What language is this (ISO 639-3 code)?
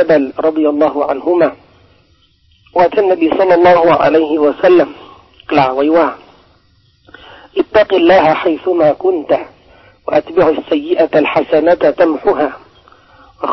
tha